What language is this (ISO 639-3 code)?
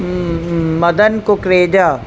snd